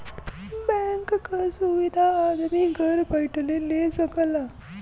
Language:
Bhojpuri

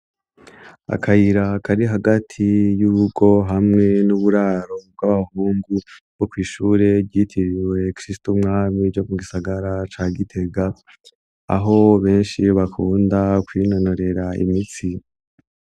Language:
Rundi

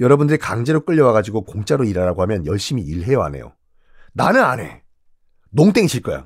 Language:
Korean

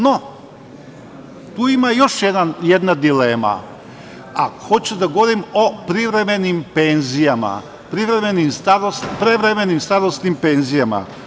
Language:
Serbian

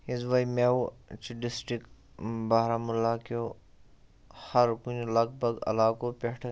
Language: Kashmiri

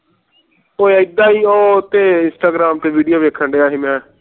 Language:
Punjabi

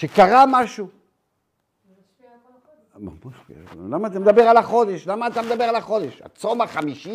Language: Hebrew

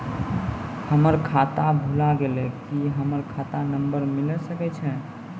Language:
Maithili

